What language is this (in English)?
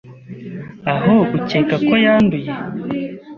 Kinyarwanda